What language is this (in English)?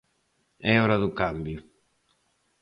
Galician